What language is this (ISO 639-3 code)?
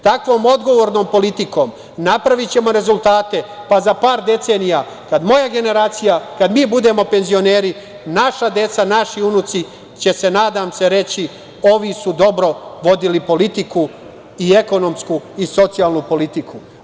srp